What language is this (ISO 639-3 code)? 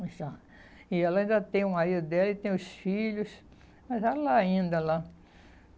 por